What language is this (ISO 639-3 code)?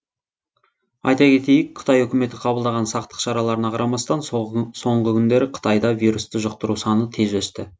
kaz